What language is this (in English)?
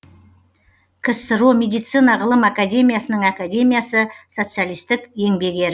Kazakh